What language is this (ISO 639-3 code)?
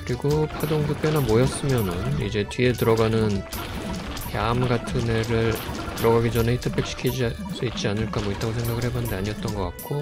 kor